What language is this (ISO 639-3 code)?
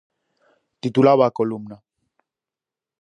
glg